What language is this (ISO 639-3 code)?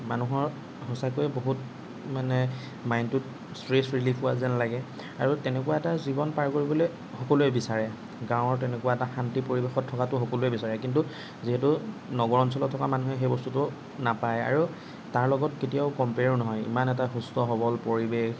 asm